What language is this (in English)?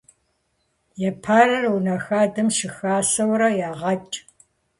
Kabardian